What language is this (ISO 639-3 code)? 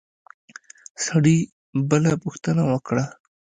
pus